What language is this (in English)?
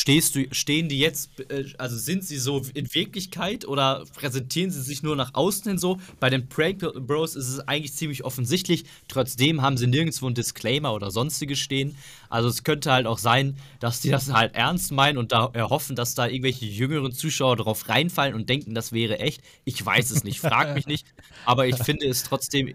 German